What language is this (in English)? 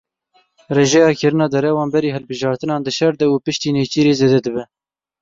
Kurdish